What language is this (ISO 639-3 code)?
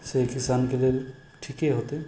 mai